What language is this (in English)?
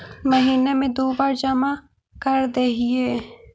Magahi